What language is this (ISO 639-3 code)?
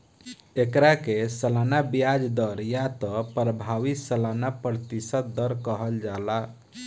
bho